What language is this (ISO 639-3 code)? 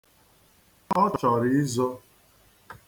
ibo